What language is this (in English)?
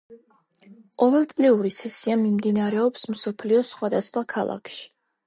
Georgian